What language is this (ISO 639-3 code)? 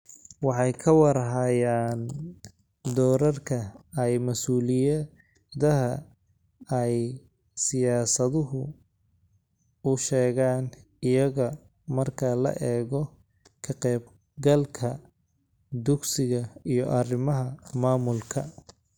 som